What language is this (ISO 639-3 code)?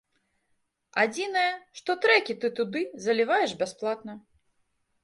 bel